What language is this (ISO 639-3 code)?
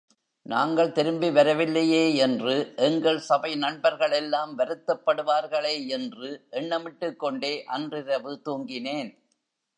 tam